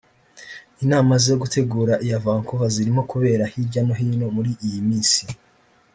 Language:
Kinyarwanda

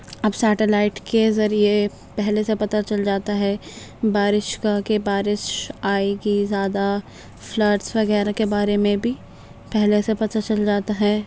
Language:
Urdu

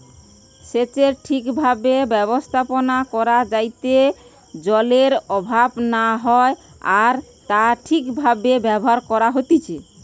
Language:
Bangla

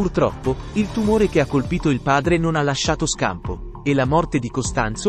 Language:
Italian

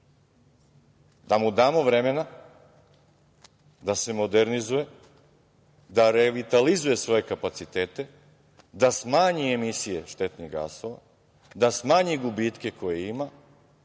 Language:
Serbian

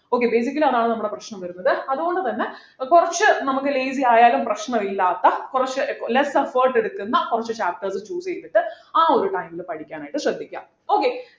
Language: Malayalam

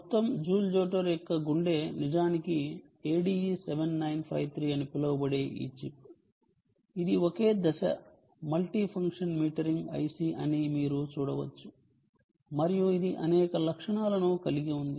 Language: Telugu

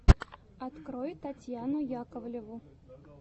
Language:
Russian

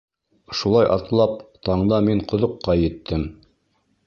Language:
Bashkir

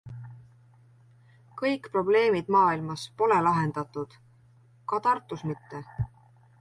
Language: Estonian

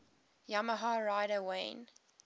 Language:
English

